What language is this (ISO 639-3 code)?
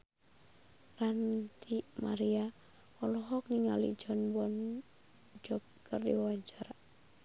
sun